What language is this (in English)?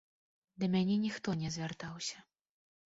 Belarusian